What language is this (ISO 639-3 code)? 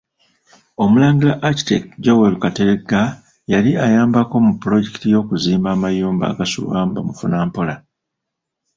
lug